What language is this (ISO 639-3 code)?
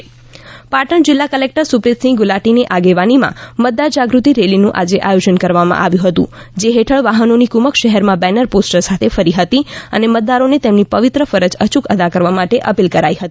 guj